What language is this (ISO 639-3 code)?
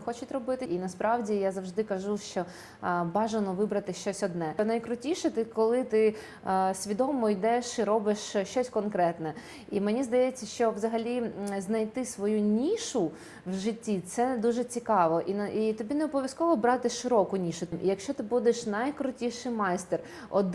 ukr